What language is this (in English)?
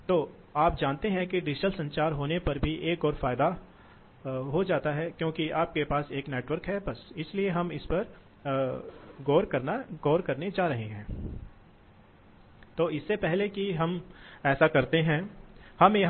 Hindi